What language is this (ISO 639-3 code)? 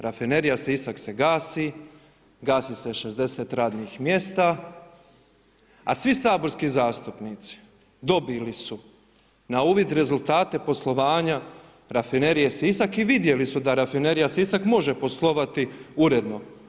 hrv